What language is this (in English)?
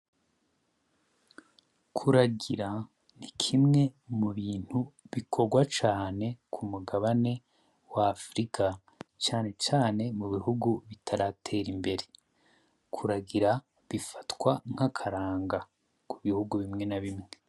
Rundi